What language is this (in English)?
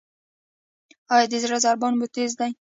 Pashto